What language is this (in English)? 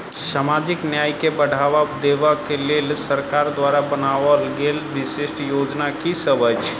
Maithili